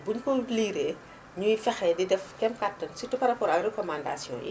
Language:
Wolof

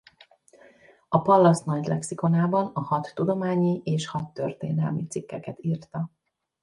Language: Hungarian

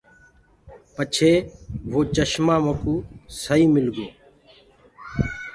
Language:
Gurgula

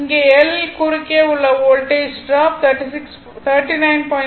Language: Tamil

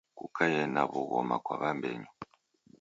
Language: Taita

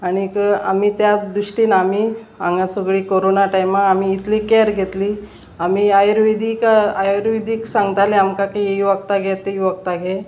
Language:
Konkani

